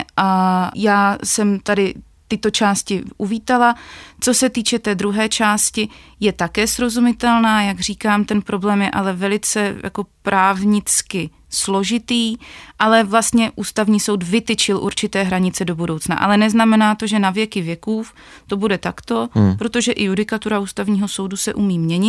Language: Czech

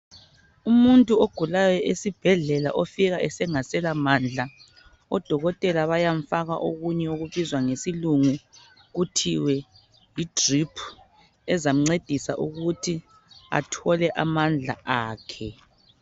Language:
North Ndebele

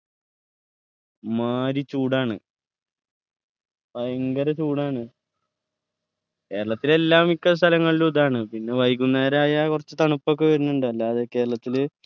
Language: Malayalam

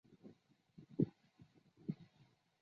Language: Chinese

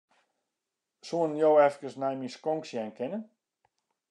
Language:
Western Frisian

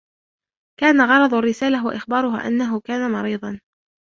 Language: Arabic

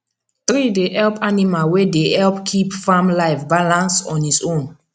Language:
Nigerian Pidgin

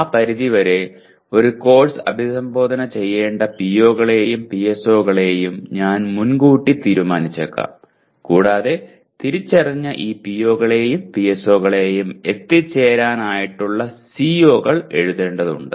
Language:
Malayalam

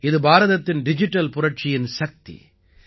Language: Tamil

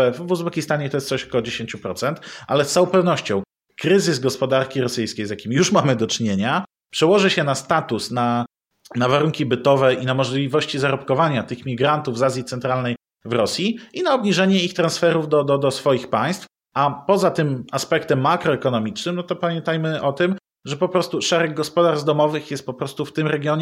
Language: Polish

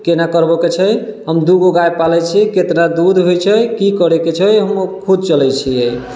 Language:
Maithili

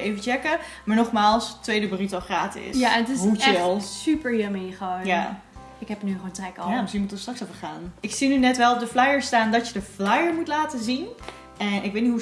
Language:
Dutch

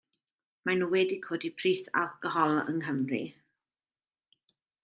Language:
Welsh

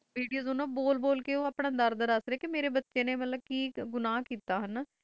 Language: Punjabi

